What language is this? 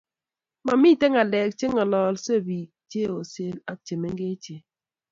Kalenjin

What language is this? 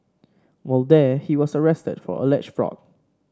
English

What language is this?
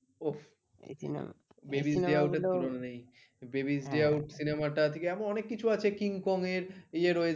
Bangla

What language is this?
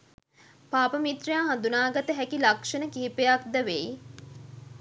Sinhala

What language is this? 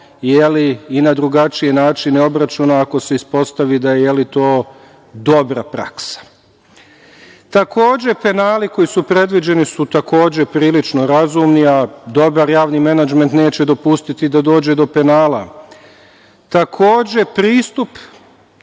Serbian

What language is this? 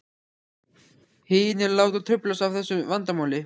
Icelandic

